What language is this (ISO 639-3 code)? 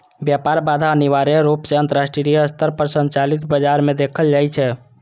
mai